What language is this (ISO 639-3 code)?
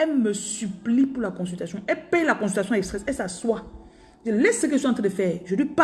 fra